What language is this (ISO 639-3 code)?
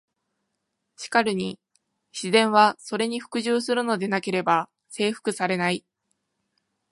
jpn